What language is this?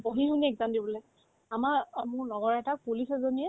Assamese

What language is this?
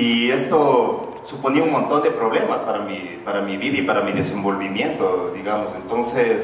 Spanish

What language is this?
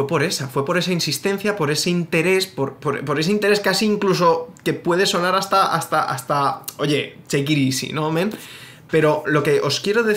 Spanish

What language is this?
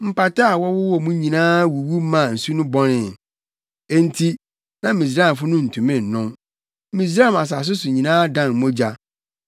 Akan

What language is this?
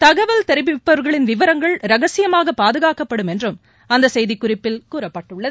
Tamil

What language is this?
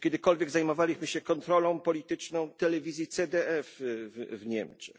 Polish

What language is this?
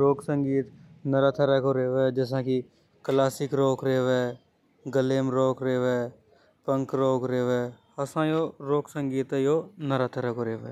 Hadothi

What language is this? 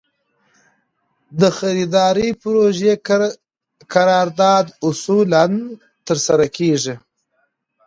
Pashto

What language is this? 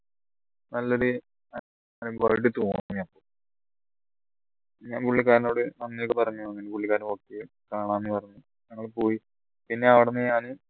Malayalam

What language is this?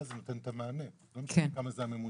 Hebrew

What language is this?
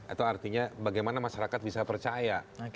Indonesian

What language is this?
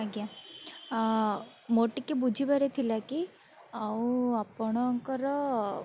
Odia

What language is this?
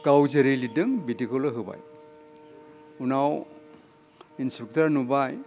Bodo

